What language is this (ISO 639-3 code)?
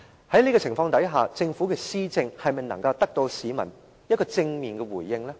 yue